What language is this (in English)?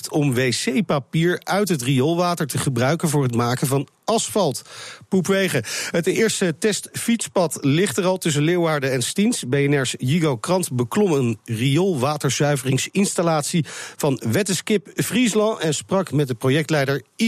Dutch